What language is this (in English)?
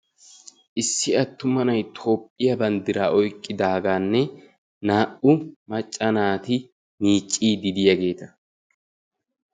Wolaytta